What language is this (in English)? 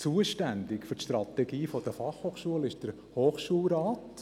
Swiss German